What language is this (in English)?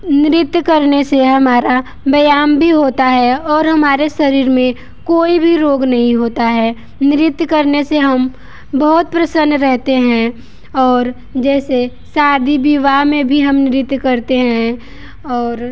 Hindi